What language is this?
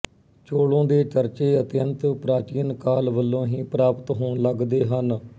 Punjabi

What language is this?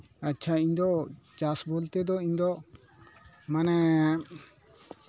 Santali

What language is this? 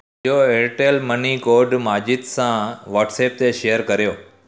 Sindhi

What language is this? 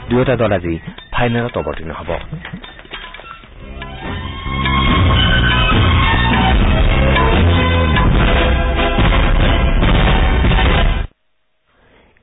Assamese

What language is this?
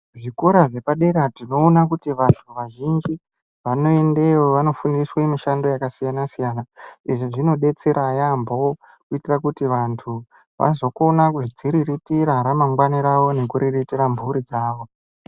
Ndau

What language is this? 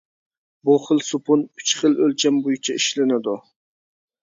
Uyghur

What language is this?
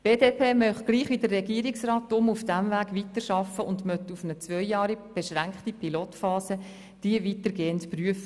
Swiss German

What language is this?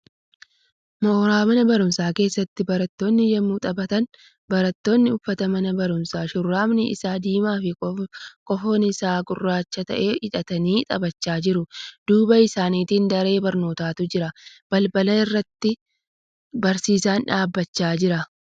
Oromo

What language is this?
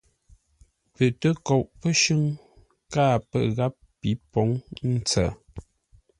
Ngombale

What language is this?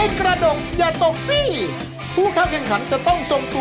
Thai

